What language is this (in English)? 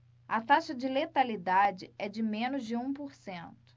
Portuguese